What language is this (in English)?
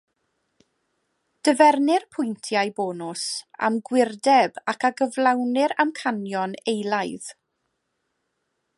Welsh